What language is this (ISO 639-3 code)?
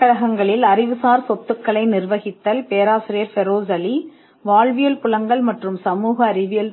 tam